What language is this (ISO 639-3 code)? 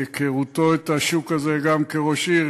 heb